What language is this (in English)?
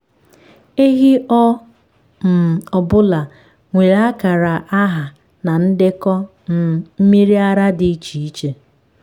Igbo